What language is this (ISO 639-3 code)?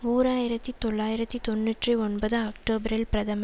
tam